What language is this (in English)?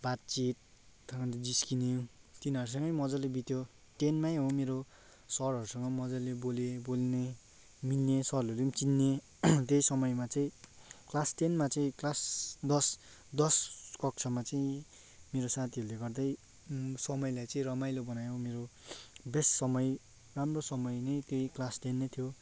Nepali